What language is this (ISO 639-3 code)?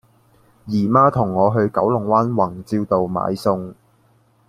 yue